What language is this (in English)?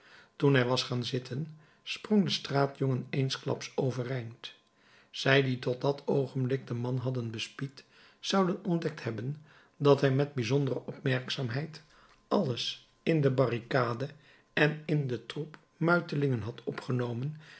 Dutch